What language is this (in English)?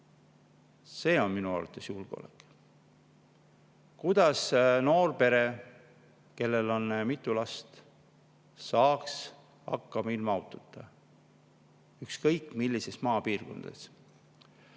Estonian